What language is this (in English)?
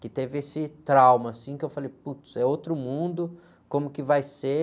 Portuguese